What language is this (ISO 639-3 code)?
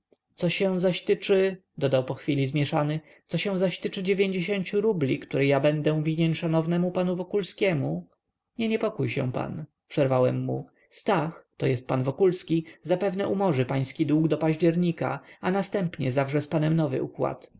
pol